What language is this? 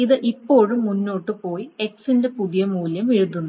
Malayalam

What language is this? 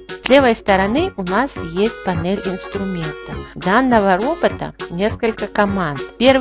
Russian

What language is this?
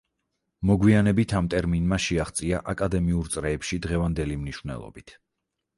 Georgian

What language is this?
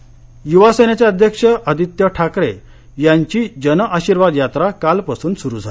Marathi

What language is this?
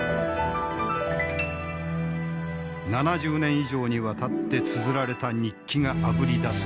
Japanese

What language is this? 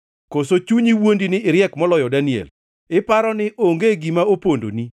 Luo (Kenya and Tanzania)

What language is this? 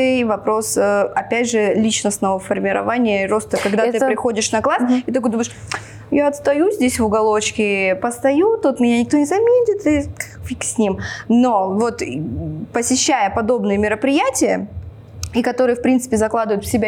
Russian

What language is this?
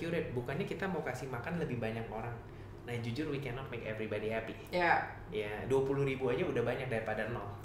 Indonesian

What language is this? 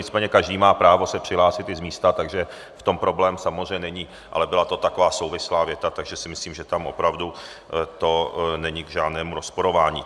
Czech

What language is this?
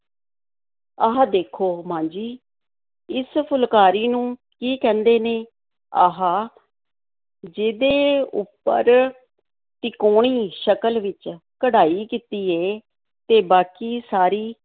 Punjabi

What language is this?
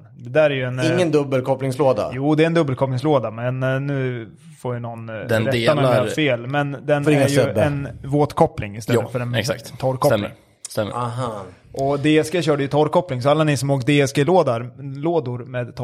Swedish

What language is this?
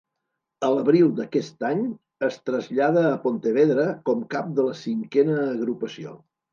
Catalan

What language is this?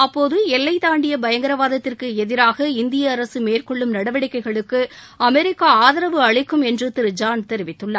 Tamil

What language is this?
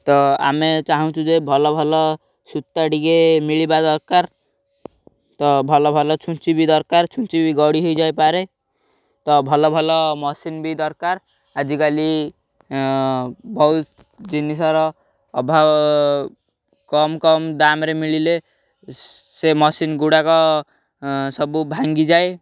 Odia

